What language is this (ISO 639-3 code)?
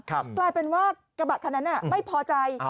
tha